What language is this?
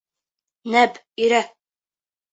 Bashkir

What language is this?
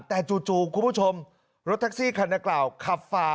Thai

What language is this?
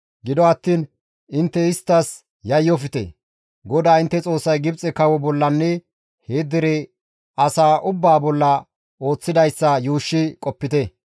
Gamo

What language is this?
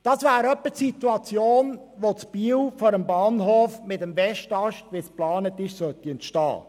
Swiss German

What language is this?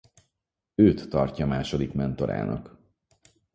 Hungarian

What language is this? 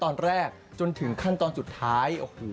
Thai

